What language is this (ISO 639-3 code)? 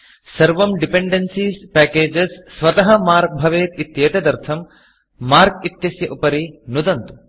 san